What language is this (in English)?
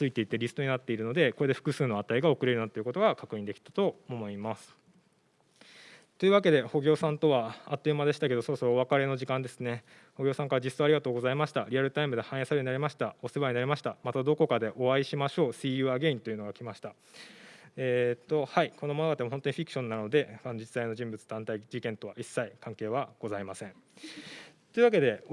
Japanese